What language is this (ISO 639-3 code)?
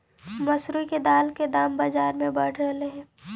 mag